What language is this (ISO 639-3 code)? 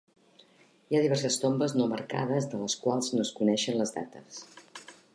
cat